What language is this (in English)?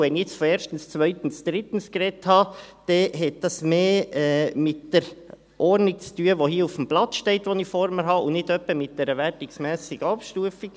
Swiss German